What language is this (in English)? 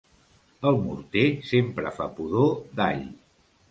Catalan